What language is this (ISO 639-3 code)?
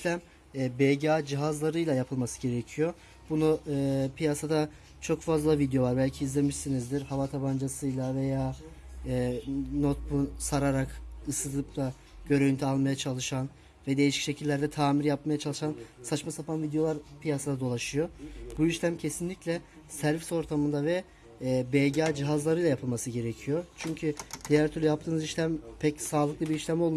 tur